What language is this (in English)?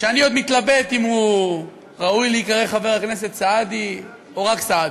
Hebrew